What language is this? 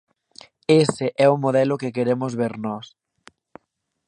Galician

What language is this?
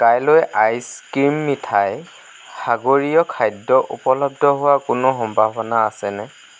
Assamese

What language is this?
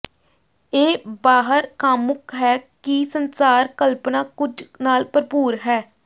Punjabi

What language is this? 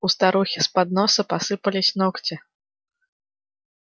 Russian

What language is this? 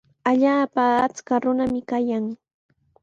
Sihuas Ancash Quechua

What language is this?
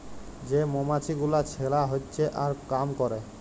Bangla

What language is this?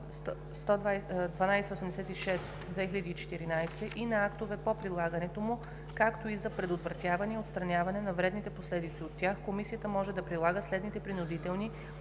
Bulgarian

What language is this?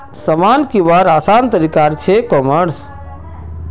Magahi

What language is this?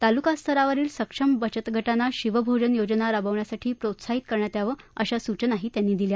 Marathi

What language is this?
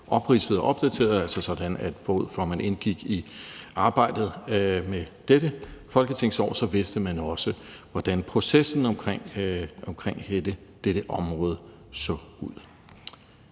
Danish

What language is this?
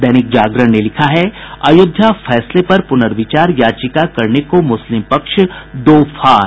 Hindi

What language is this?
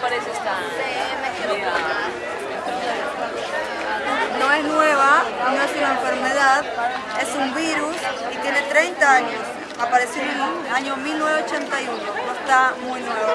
Spanish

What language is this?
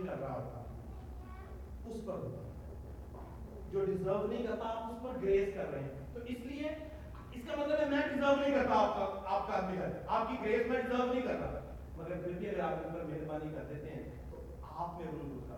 Urdu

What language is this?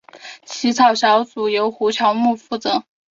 Chinese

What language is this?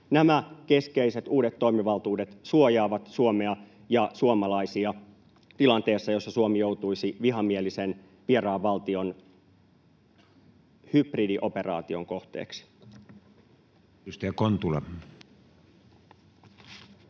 Finnish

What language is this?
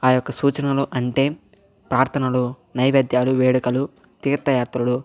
Telugu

